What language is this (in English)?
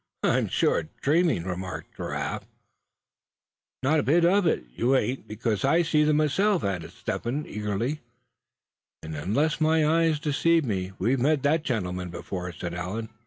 English